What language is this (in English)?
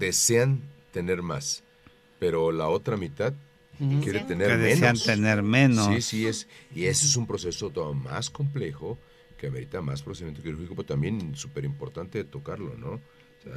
Spanish